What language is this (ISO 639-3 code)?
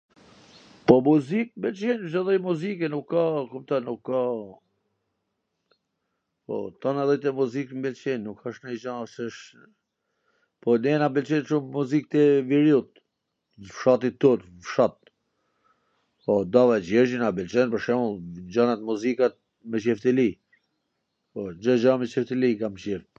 aln